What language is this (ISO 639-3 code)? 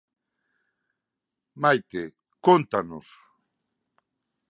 glg